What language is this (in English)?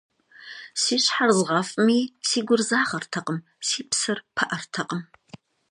Kabardian